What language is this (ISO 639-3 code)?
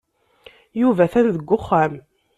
kab